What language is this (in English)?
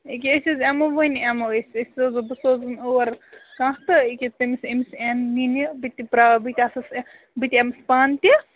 Kashmiri